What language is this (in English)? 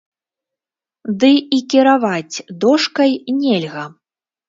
Belarusian